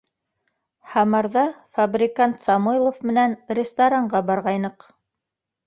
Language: Bashkir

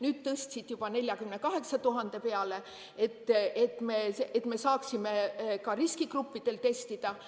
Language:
Estonian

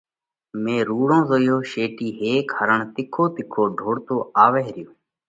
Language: Parkari Koli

